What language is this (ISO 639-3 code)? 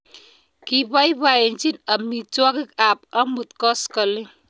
kln